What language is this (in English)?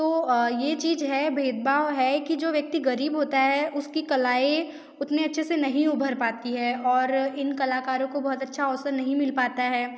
Hindi